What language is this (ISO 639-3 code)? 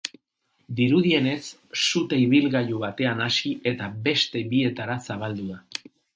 eus